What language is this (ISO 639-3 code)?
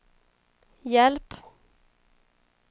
swe